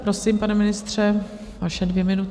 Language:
Czech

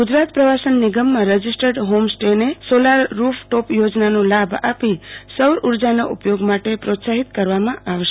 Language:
Gujarati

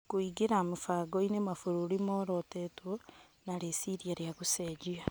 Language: Kikuyu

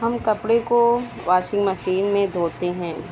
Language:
Urdu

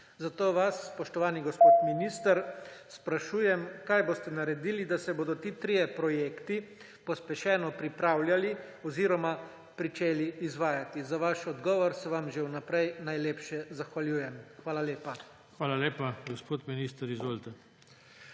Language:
Slovenian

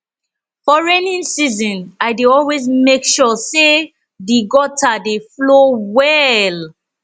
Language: Nigerian Pidgin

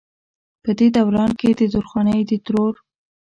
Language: Pashto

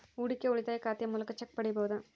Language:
Kannada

